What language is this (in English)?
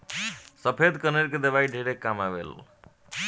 Bhojpuri